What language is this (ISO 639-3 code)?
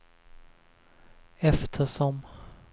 swe